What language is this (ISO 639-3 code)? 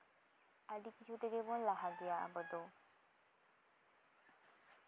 sat